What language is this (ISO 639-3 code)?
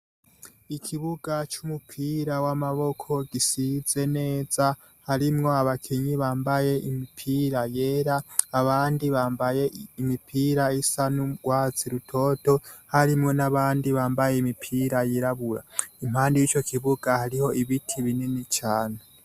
run